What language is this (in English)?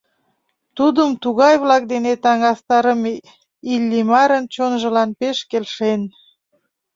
Mari